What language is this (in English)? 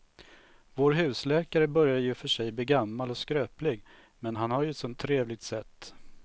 Swedish